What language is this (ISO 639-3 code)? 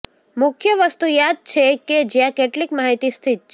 guj